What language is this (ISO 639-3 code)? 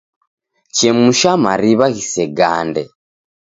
dav